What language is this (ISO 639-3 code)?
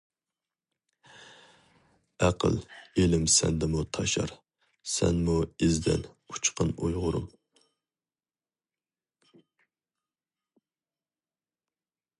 uig